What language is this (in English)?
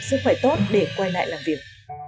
Vietnamese